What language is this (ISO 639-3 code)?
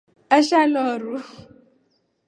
rof